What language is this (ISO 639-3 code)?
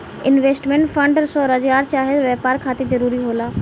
bho